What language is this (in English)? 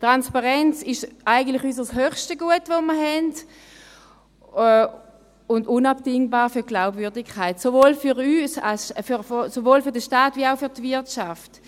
Swiss German